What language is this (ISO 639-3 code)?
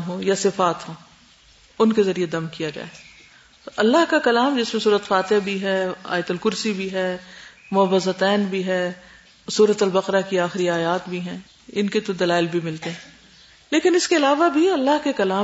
urd